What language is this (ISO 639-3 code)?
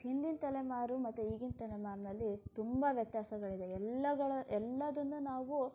kan